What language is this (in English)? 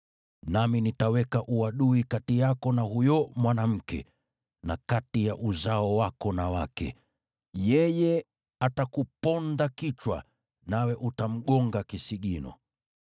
Swahili